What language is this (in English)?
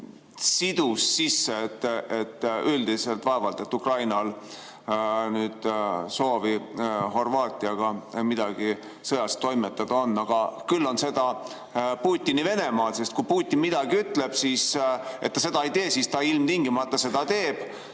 Estonian